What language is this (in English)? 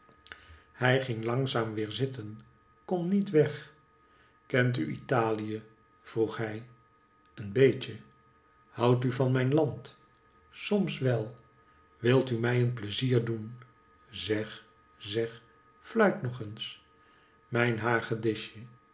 Dutch